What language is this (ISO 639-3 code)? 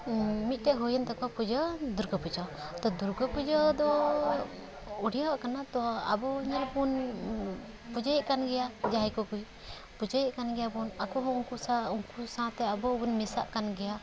sat